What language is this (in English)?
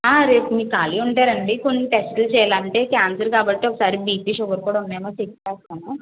Telugu